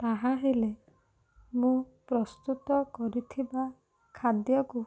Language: Odia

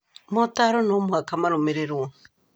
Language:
Kikuyu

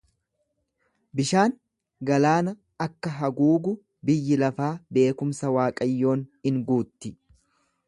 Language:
Oromo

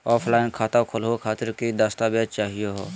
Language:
Magahi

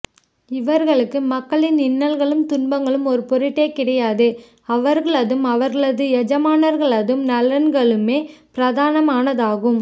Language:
Tamil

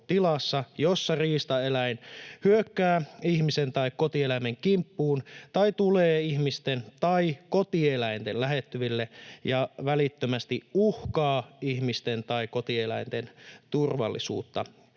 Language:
Finnish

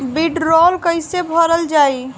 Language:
Bhojpuri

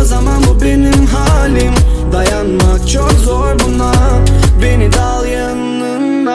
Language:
Turkish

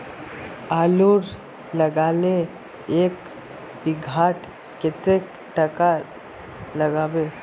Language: Magahi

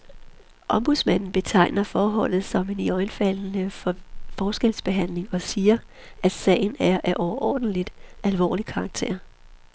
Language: Danish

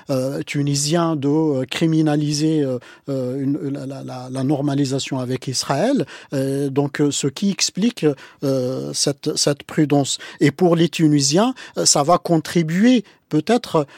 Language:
French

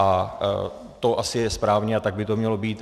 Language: Czech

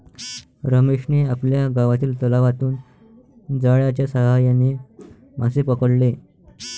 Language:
Marathi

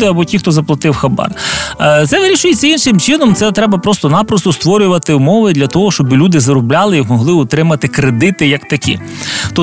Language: Ukrainian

